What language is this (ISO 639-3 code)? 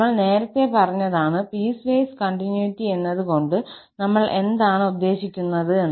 mal